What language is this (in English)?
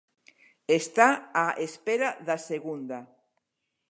Galician